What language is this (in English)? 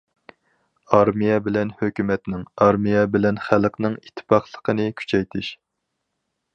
Uyghur